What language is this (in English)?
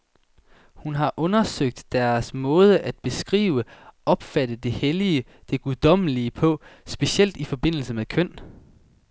Danish